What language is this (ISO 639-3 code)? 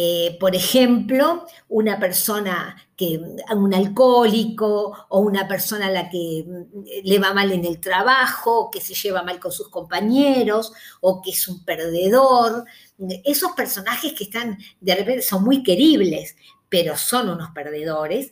spa